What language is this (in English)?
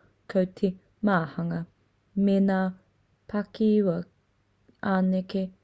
Māori